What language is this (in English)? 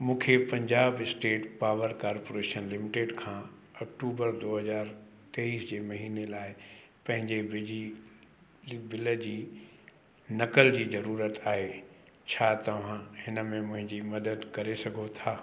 Sindhi